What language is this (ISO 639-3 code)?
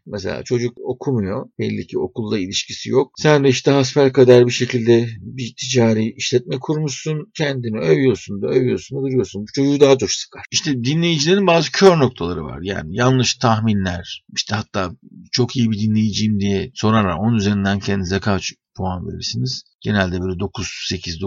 tur